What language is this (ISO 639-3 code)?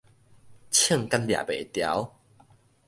nan